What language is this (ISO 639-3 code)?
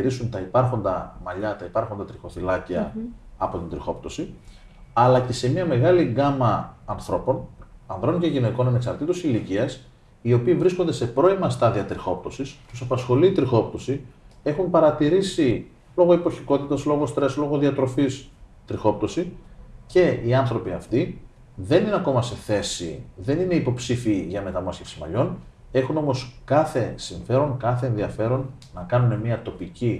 ell